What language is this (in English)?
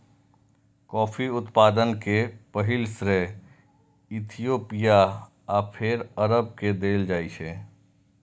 Maithili